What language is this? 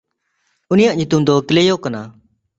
Santali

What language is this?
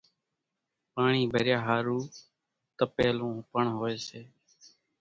Kachi Koli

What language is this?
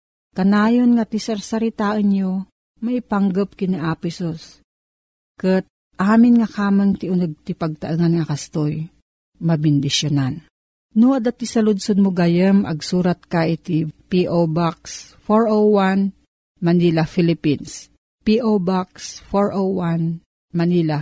Filipino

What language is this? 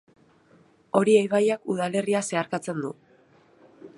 Basque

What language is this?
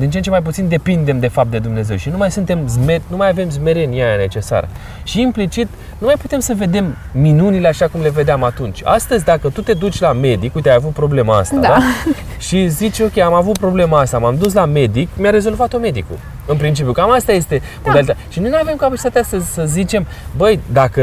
Romanian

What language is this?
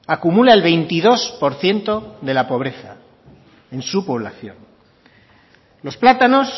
Spanish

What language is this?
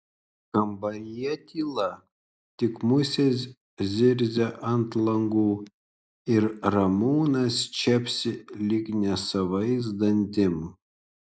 Lithuanian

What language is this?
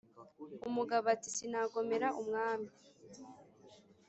Kinyarwanda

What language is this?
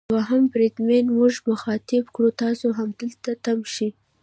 Pashto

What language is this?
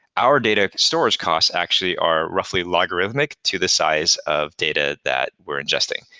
English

